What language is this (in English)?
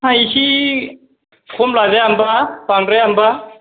Bodo